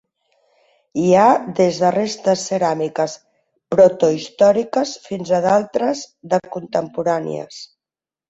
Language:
Catalan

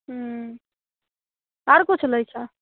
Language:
Maithili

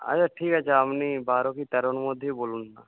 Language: Bangla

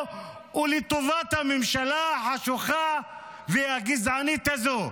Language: Hebrew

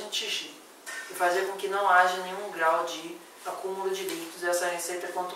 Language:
Portuguese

